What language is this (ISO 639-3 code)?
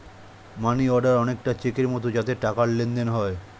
ben